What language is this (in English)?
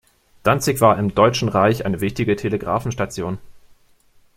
German